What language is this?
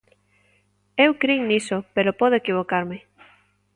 Galician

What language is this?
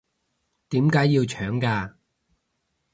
Cantonese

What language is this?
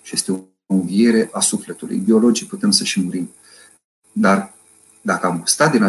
Romanian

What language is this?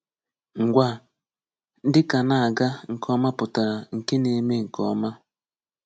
Igbo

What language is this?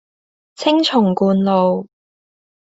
Cantonese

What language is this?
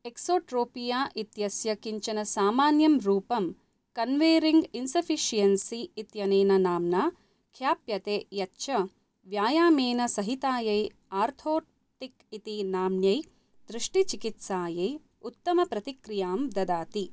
Sanskrit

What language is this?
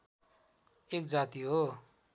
Nepali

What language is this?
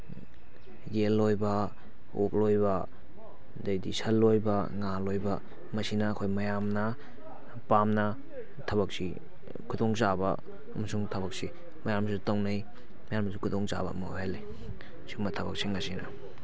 Manipuri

